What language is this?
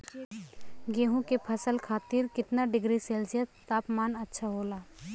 Bhojpuri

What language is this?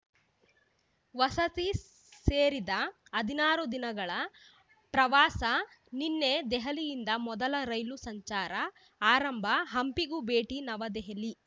Kannada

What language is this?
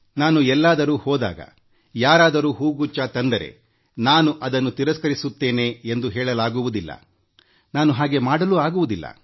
Kannada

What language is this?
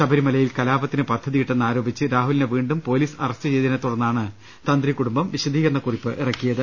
Malayalam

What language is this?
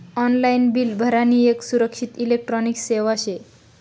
Marathi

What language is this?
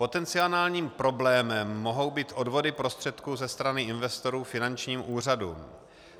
Czech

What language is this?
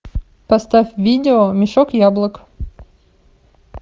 Russian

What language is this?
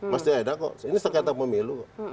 Indonesian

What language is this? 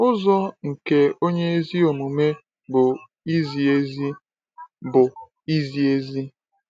Igbo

